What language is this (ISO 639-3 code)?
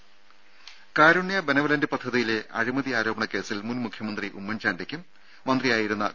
mal